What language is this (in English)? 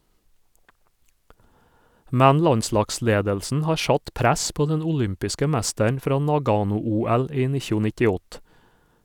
Norwegian